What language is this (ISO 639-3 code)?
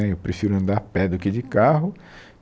por